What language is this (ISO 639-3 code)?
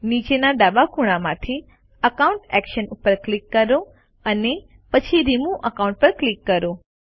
guj